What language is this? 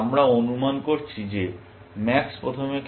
Bangla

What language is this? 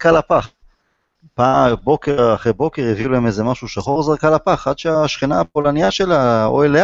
Hebrew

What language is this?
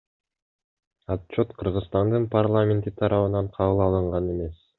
Kyrgyz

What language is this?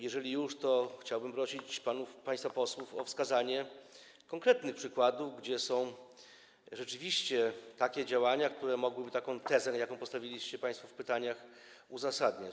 Polish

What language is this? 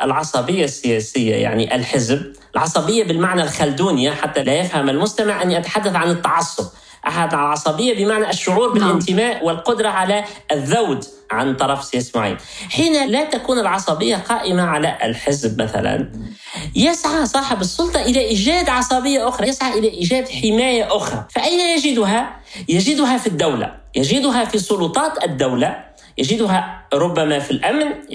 Arabic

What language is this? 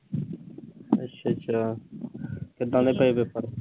Punjabi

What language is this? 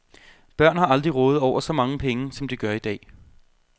Danish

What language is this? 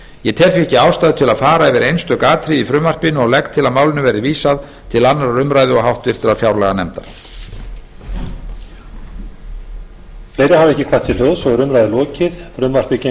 Icelandic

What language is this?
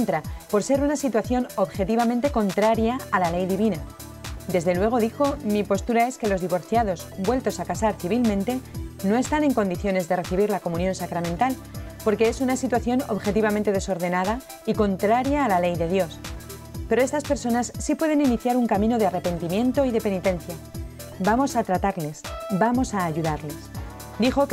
Spanish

